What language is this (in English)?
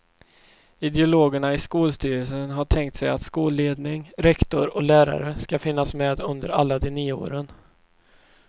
Swedish